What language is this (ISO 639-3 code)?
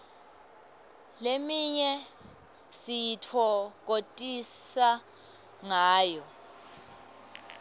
ssw